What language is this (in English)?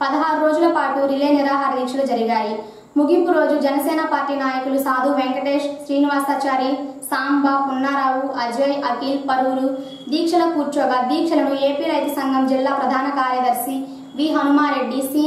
Indonesian